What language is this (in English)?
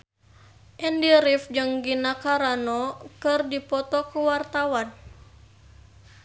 Sundanese